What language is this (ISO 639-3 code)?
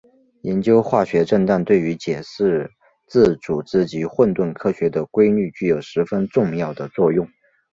zho